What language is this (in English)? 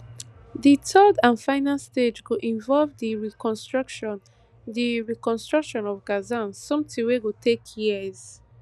Nigerian Pidgin